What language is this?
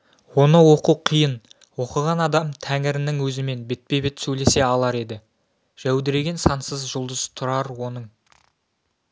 Kazakh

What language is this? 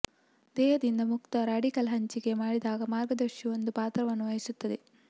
Kannada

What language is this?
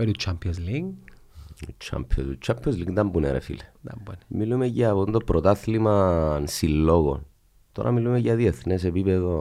Greek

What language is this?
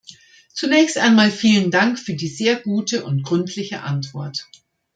German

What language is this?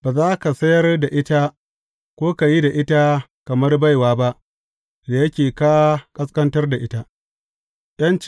Hausa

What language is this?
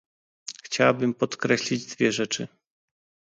Polish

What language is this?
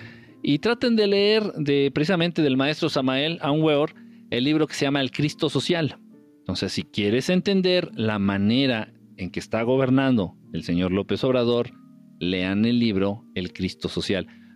Spanish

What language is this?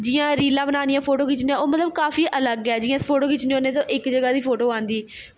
Dogri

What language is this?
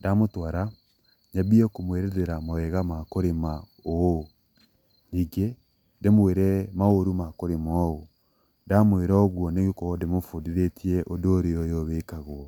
Kikuyu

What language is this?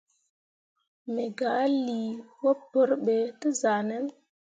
Mundang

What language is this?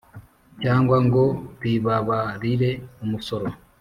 Kinyarwanda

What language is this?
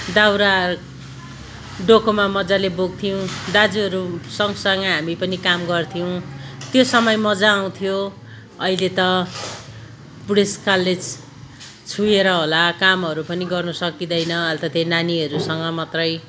Nepali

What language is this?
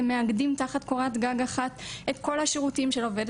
Hebrew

